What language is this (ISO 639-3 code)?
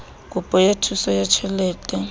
sot